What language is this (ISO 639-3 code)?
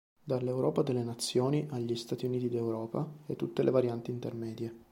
ita